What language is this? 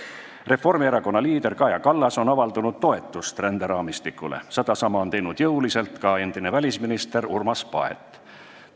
Estonian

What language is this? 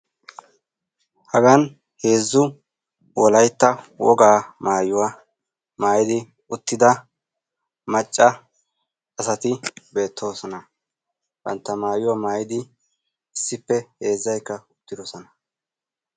Wolaytta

